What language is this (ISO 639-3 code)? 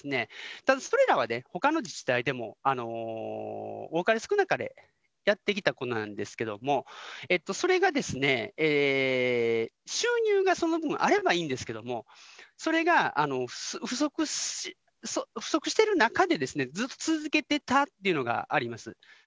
jpn